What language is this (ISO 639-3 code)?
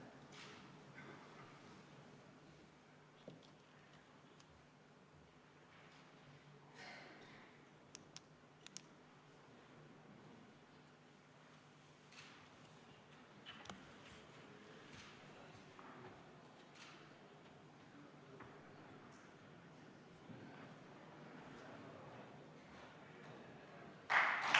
est